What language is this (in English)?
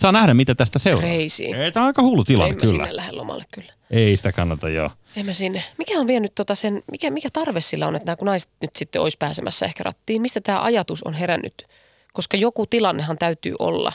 Finnish